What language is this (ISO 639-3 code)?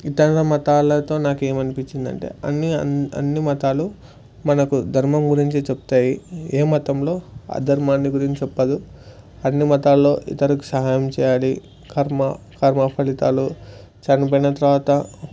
tel